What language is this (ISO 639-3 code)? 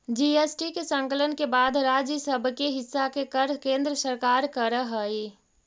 mag